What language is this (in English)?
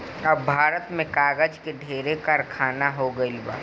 Bhojpuri